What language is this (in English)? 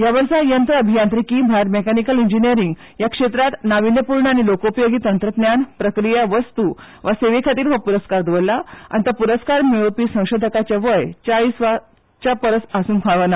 Konkani